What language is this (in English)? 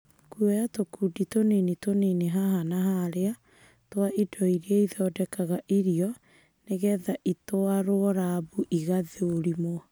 Kikuyu